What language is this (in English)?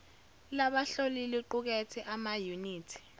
Zulu